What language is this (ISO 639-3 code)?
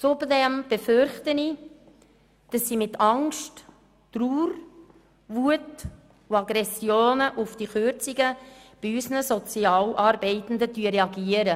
gsw